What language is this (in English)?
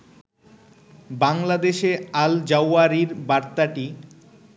Bangla